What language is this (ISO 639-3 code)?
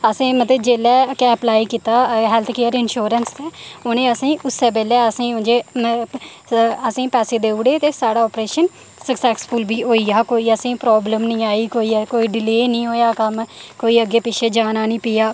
doi